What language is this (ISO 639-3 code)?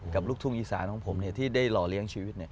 tha